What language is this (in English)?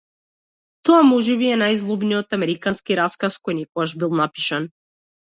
Macedonian